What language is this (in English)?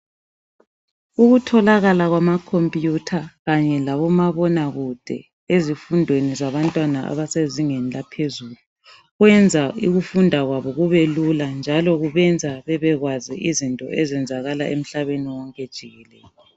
North Ndebele